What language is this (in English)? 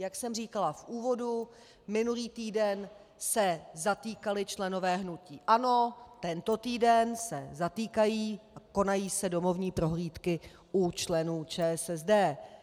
Czech